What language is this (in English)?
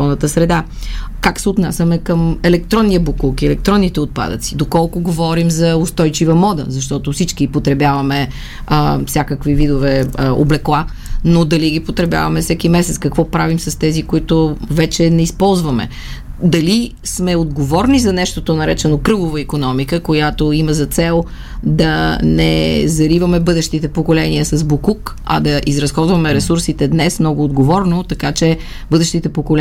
Bulgarian